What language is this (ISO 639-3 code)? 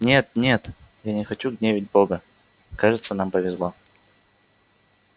rus